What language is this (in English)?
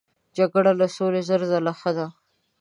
Pashto